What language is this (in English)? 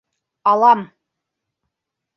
Bashkir